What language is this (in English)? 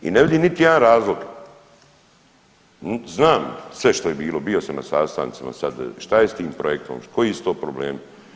Croatian